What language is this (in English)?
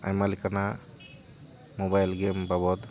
Santali